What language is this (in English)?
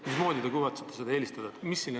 Estonian